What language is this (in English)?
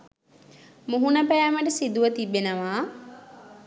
Sinhala